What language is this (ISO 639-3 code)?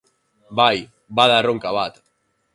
eus